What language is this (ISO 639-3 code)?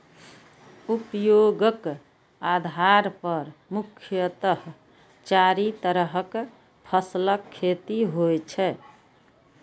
mai